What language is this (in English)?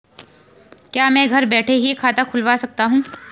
Hindi